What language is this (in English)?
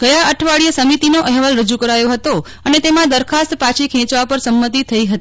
Gujarati